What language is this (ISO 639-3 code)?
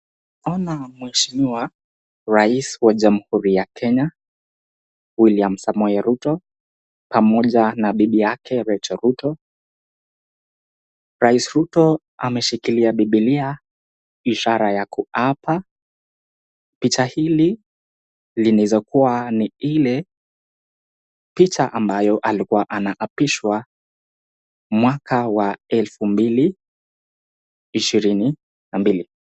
swa